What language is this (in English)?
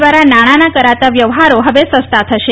Gujarati